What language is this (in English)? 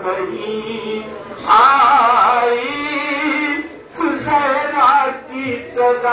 Arabic